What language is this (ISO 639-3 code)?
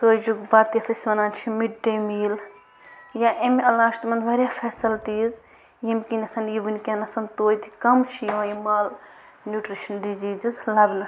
kas